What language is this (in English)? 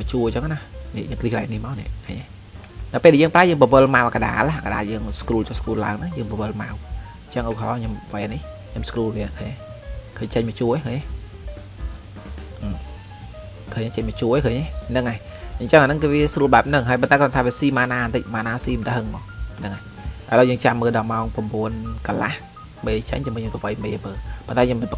Vietnamese